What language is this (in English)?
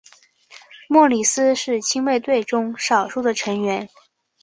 Chinese